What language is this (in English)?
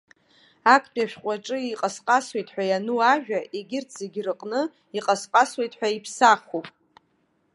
Abkhazian